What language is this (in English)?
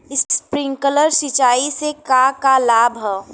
Bhojpuri